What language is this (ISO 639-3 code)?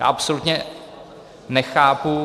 ces